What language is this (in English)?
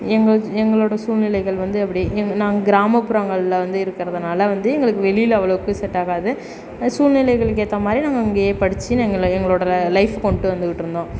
Tamil